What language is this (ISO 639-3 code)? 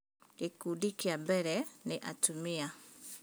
kik